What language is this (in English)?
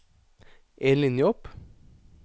Norwegian